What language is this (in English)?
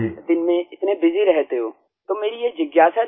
Hindi